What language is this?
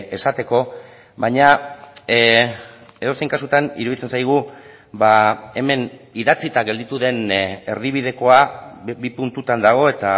Basque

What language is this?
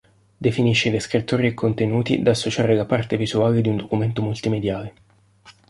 Italian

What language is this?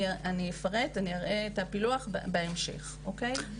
Hebrew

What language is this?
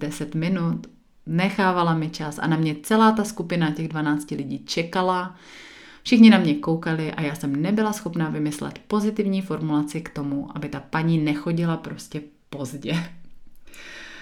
Czech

